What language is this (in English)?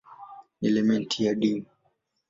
Swahili